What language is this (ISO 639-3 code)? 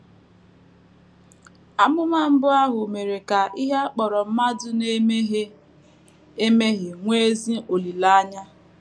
ibo